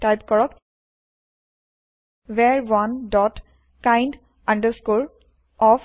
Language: Assamese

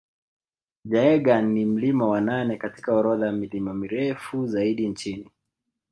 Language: Swahili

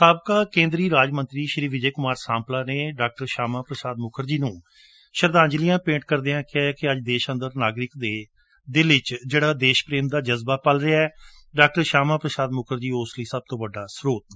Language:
Punjabi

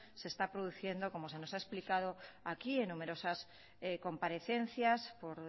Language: Spanish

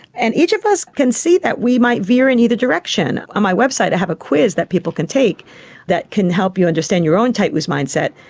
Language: English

